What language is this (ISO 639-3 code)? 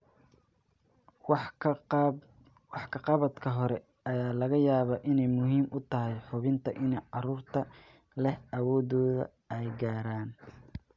som